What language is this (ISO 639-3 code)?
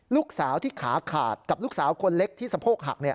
tha